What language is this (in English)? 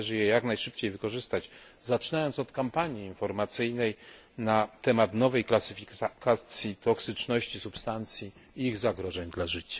Polish